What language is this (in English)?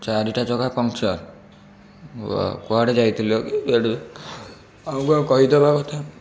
Odia